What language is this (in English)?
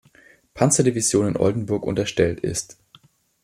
German